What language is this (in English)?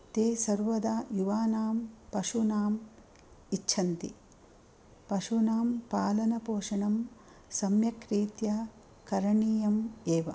Sanskrit